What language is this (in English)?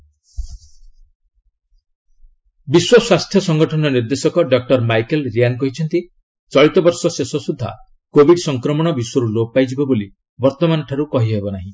Odia